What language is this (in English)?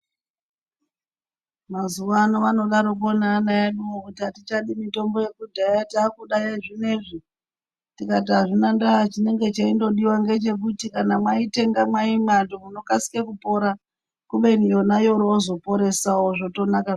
Ndau